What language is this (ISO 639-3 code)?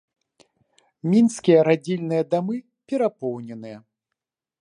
bel